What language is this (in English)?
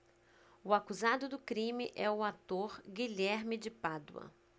Portuguese